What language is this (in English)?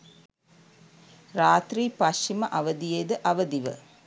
Sinhala